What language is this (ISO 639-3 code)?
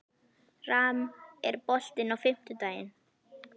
isl